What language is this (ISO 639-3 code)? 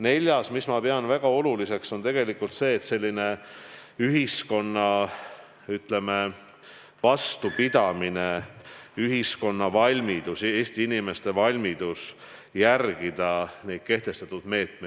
est